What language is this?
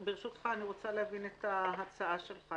Hebrew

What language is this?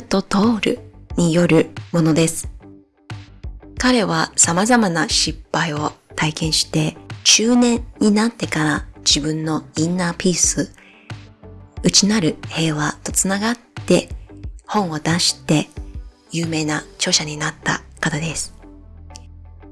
Japanese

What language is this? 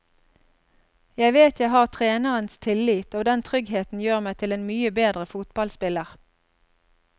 Norwegian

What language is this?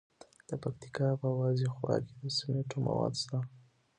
Pashto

